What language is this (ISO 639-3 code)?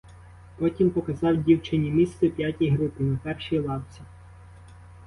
ukr